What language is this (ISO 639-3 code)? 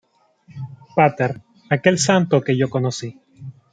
spa